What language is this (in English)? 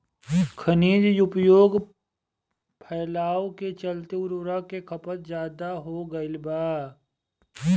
Bhojpuri